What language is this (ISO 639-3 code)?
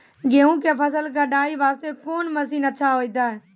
mai